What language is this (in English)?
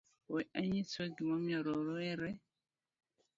Luo (Kenya and Tanzania)